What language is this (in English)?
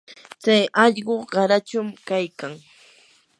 Yanahuanca Pasco Quechua